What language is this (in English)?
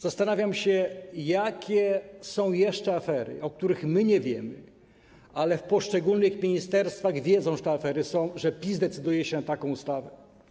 Polish